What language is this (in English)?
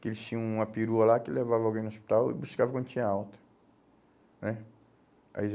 Portuguese